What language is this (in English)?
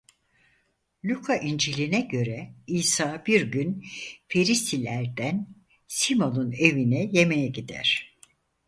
Turkish